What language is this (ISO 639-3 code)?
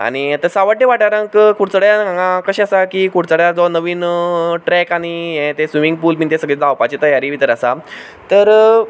kok